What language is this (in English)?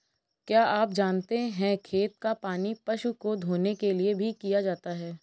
Hindi